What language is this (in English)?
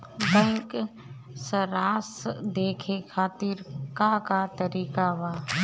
Bhojpuri